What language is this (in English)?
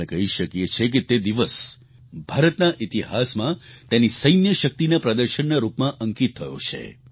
Gujarati